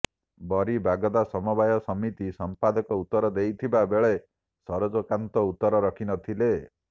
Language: Odia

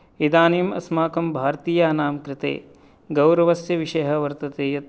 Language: Sanskrit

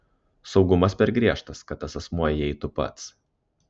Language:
Lithuanian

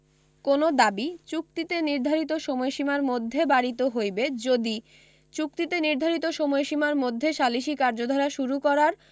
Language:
Bangla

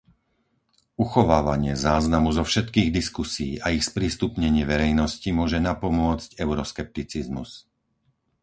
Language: Slovak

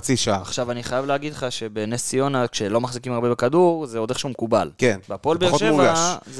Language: Hebrew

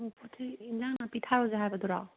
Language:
Manipuri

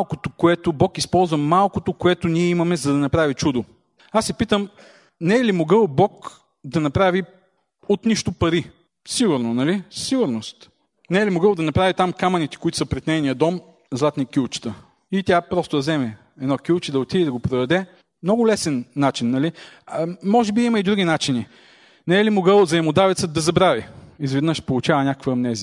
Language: Bulgarian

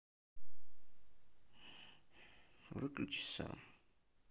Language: Russian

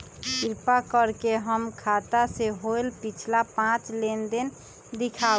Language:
Magahi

